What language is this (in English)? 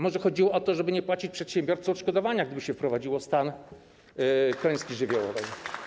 Polish